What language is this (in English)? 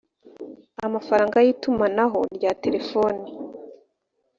Kinyarwanda